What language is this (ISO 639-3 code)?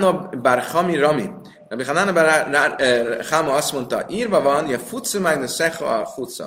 hun